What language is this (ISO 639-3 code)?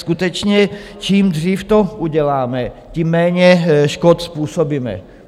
ces